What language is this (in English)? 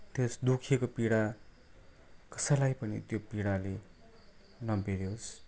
Nepali